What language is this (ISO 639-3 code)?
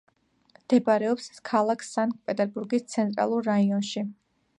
kat